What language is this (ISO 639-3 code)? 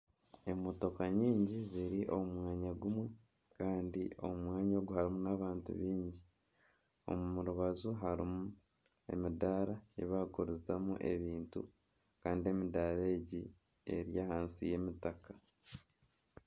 nyn